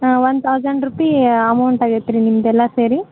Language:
Kannada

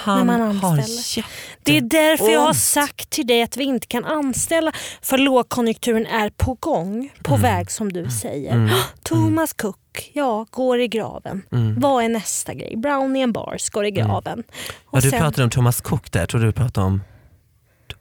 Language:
Swedish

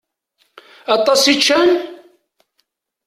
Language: Kabyle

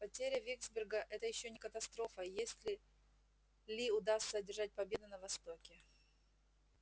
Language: Russian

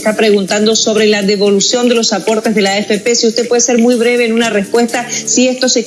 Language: Spanish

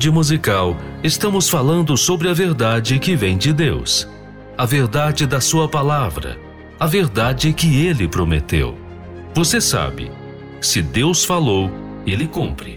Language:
Portuguese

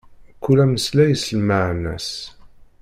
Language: Kabyle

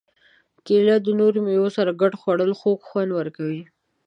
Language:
Pashto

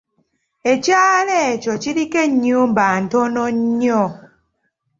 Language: Ganda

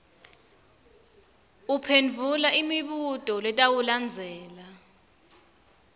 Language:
Swati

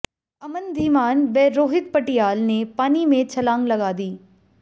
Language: Hindi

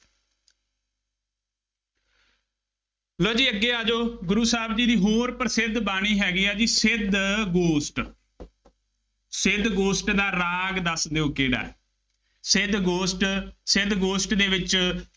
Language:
Punjabi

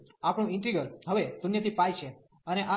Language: Gujarati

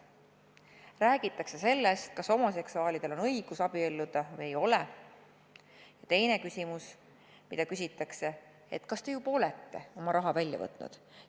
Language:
Estonian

